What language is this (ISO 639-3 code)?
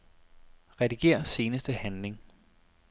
dan